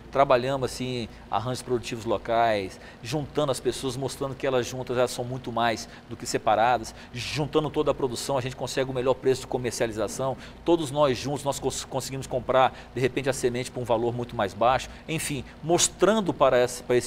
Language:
Portuguese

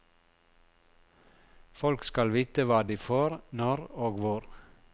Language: Norwegian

